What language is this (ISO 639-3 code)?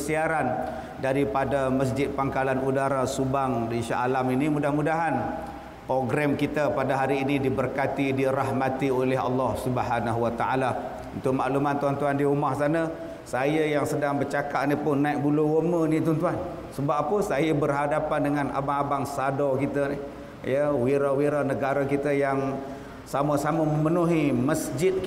msa